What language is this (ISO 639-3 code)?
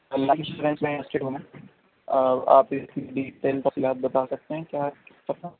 urd